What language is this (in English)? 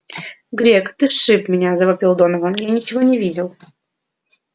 Russian